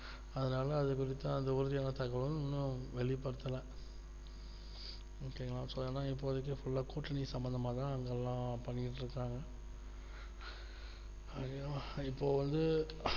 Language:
Tamil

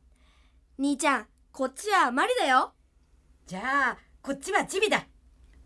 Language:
Japanese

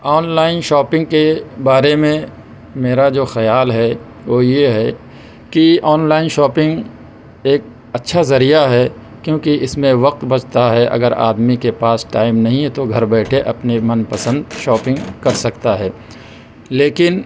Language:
Urdu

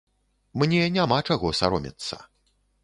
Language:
Belarusian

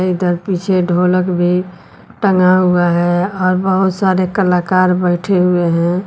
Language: Hindi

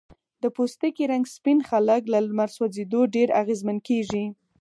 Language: Pashto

